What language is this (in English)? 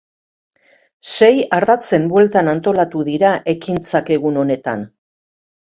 Basque